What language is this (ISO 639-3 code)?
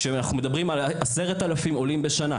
heb